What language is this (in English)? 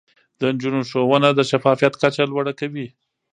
Pashto